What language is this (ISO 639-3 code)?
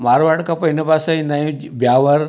snd